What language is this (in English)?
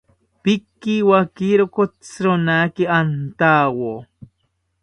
South Ucayali Ashéninka